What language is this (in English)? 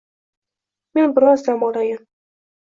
Uzbek